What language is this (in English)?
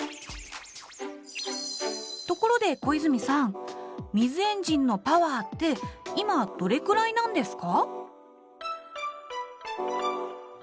Japanese